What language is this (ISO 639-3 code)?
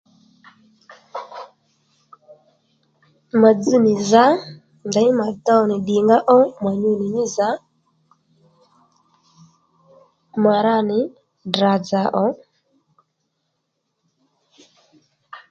led